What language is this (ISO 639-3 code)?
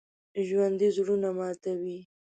pus